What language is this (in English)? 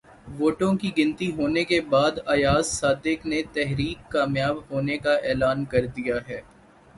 Urdu